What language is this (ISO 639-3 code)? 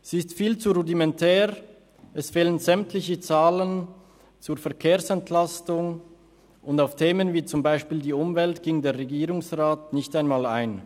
gsw